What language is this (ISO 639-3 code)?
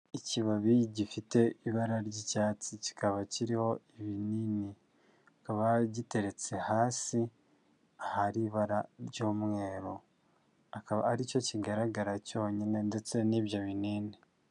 kin